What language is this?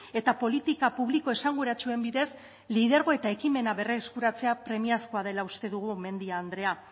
Basque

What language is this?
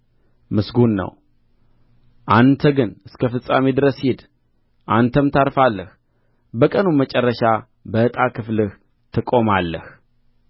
Amharic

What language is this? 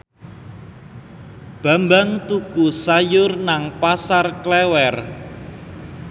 Javanese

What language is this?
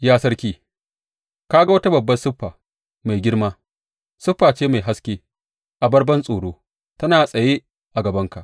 Hausa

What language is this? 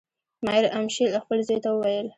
Pashto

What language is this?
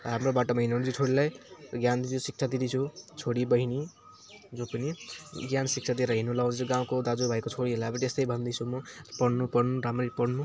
Nepali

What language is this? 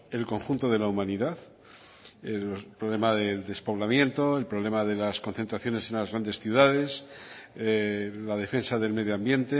Spanish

